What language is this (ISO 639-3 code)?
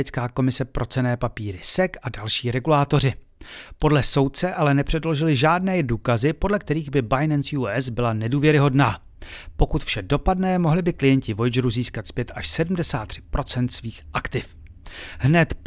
ces